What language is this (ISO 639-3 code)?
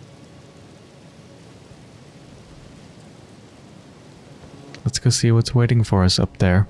eng